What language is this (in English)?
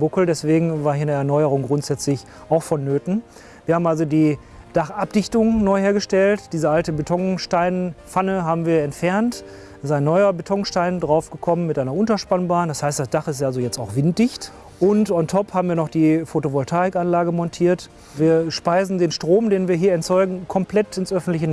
German